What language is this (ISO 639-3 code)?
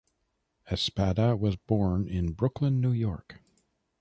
eng